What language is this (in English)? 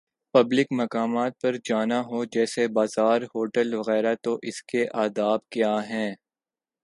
Urdu